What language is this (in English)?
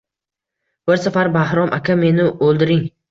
Uzbek